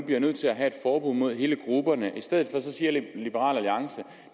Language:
Danish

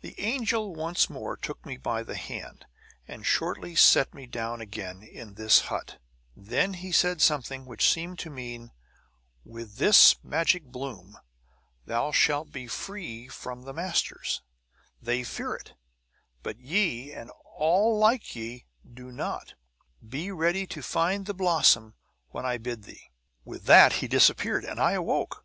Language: English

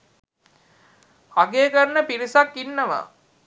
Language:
Sinhala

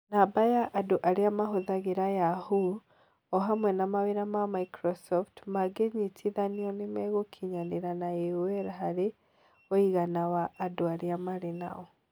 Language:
Kikuyu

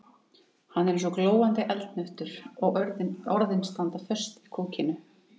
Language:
Icelandic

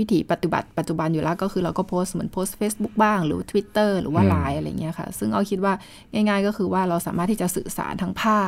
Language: Thai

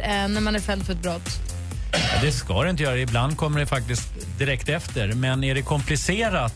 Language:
Swedish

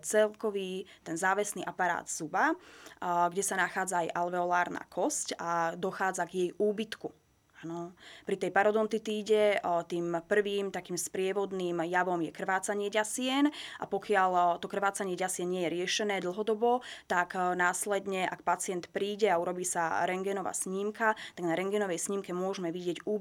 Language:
Slovak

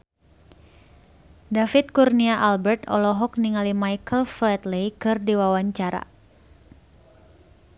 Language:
Sundanese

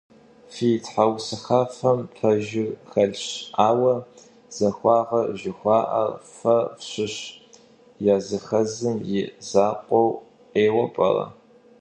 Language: Kabardian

